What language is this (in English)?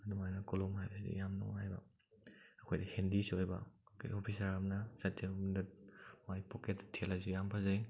Manipuri